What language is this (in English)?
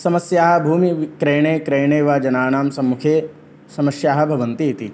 Sanskrit